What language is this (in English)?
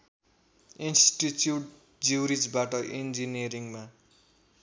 Nepali